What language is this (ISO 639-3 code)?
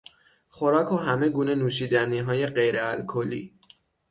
fas